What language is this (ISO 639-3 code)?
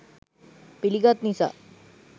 sin